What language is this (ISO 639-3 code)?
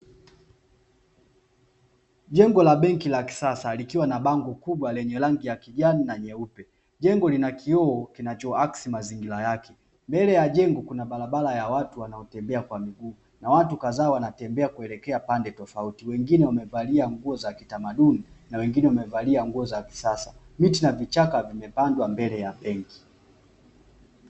swa